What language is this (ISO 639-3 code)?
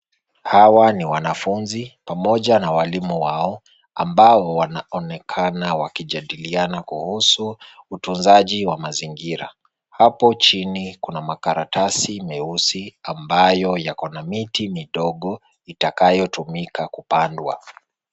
swa